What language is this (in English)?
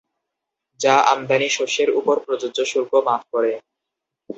Bangla